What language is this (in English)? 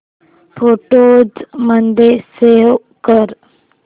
Marathi